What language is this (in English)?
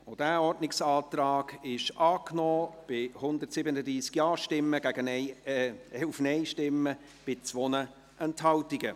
Swiss German